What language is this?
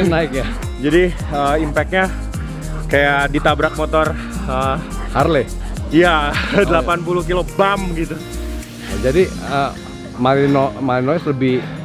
Indonesian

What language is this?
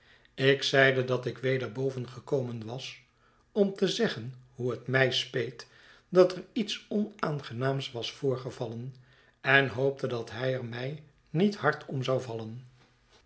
Dutch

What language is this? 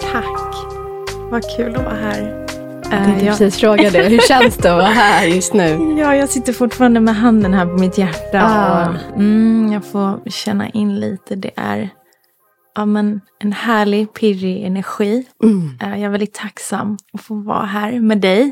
Swedish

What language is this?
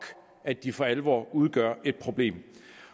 Danish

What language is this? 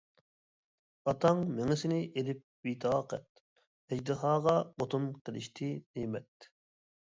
Uyghur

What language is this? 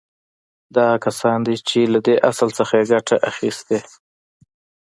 Pashto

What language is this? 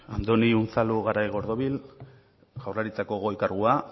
Basque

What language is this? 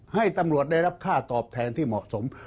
Thai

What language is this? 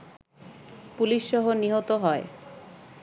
Bangla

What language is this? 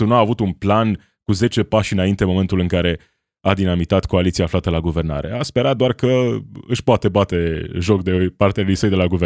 Romanian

